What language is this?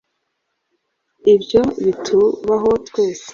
Kinyarwanda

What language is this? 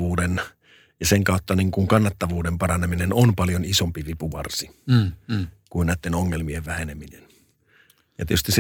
Finnish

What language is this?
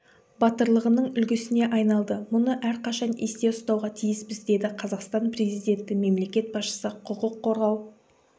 Kazakh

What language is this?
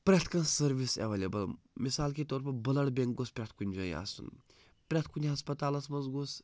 Kashmiri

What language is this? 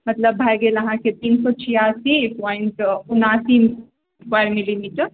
Maithili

